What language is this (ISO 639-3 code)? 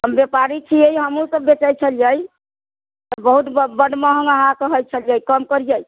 mai